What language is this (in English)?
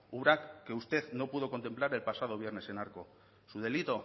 Spanish